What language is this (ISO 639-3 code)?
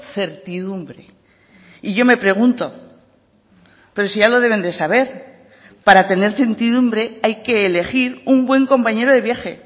spa